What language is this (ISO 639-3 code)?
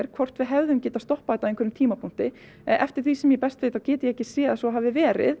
isl